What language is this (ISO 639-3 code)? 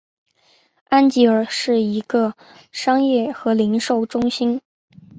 zho